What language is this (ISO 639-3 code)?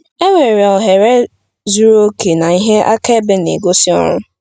ibo